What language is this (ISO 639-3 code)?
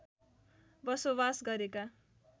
nep